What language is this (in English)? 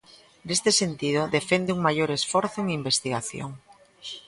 Galician